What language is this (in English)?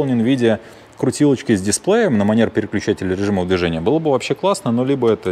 Russian